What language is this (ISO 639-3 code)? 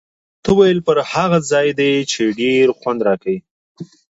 pus